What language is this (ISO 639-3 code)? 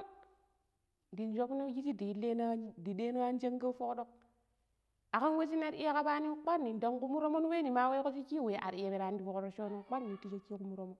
pip